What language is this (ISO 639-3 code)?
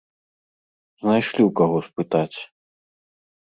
bel